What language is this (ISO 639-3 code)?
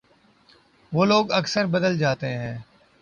urd